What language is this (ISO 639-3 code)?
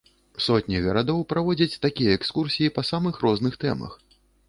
bel